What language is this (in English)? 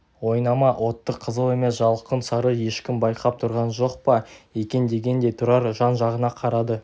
Kazakh